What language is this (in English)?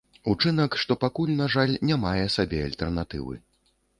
Belarusian